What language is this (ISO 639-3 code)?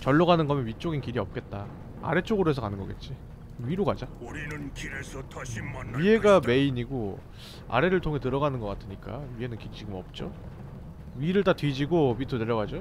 kor